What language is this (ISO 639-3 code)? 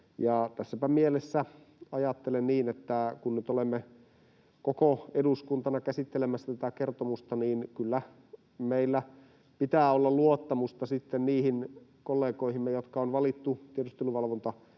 fin